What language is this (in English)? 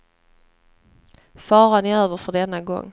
Swedish